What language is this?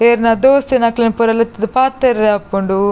Tulu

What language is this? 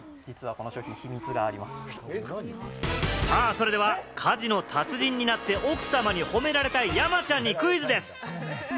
Japanese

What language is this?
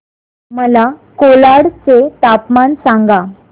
Marathi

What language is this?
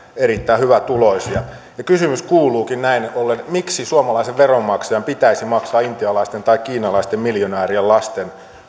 Finnish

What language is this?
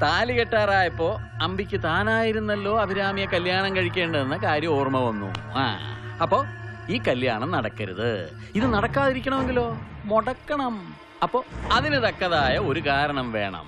Malayalam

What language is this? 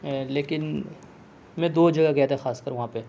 Urdu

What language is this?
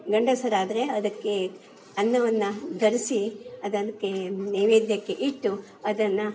Kannada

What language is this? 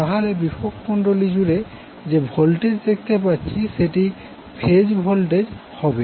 Bangla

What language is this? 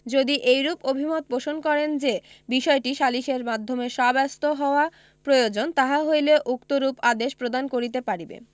Bangla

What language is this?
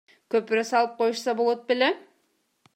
Kyrgyz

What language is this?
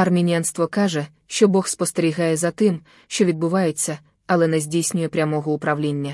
Ukrainian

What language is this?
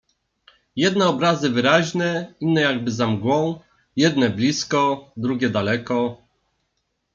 Polish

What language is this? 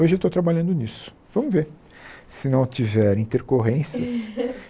Portuguese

